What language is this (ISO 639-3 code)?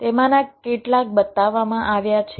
guj